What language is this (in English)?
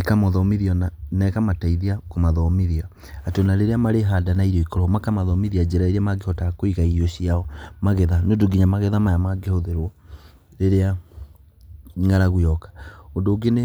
Kikuyu